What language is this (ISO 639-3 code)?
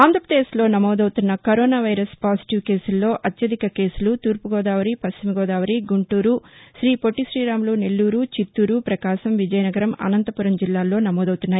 tel